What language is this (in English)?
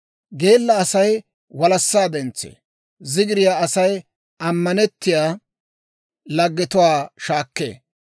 Dawro